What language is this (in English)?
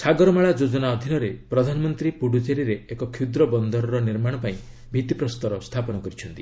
Odia